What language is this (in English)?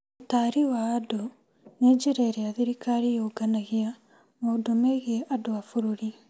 Kikuyu